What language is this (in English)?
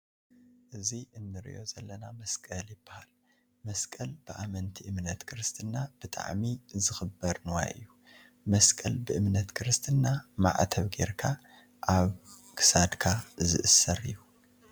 Tigrinya